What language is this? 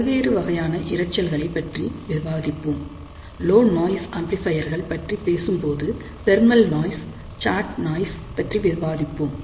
Tamil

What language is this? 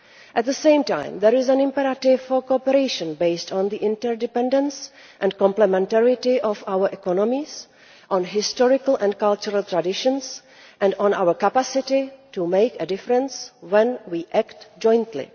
English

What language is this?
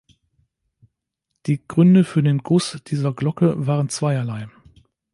German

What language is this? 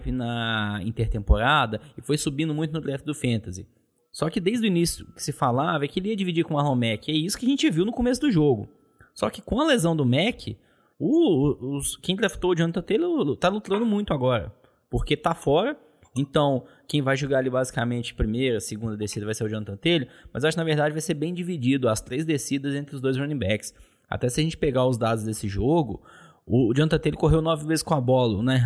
Portuguese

